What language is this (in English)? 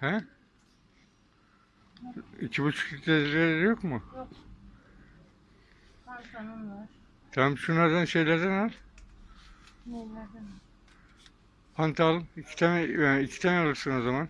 Turkish